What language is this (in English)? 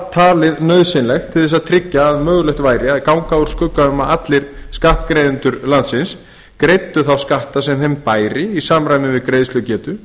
Icelandic